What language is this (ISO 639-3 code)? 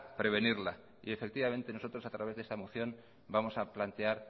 spa